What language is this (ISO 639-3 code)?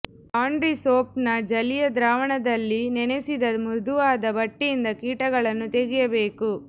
kan